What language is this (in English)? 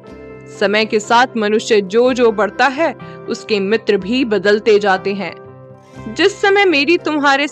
Hindi